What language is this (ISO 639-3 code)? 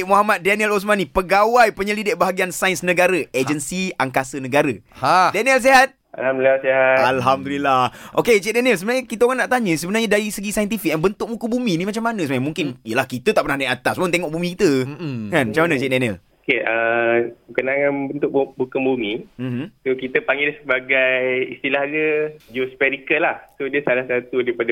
msa